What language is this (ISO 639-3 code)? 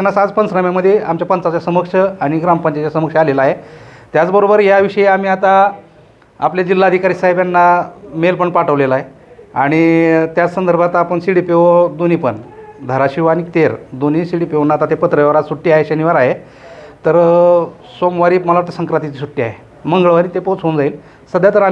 mar